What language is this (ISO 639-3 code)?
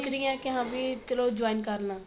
pan